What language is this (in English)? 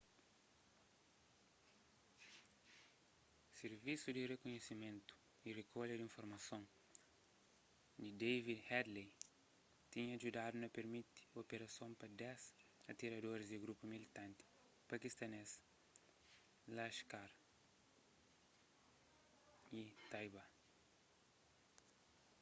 Kabuverdianu